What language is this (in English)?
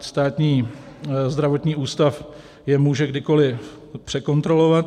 Czech